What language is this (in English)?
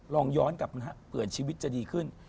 Thai